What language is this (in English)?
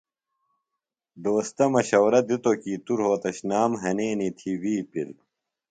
Phalura